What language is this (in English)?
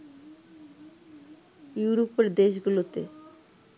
Bangla